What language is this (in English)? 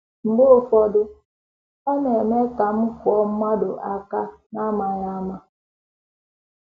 Igbo